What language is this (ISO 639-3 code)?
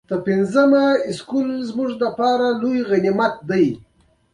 pus